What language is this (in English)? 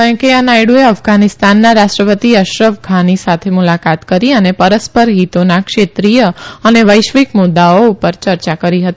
Gujarati